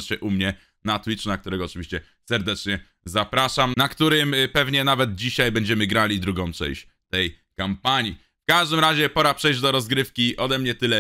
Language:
Polish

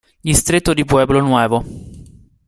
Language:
Italian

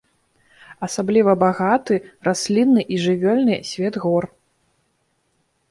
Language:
Belarusian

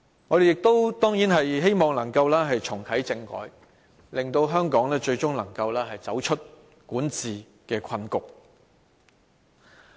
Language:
Cantonese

